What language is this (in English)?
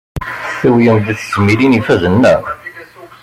Kabyle